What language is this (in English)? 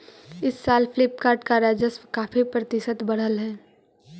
Magahi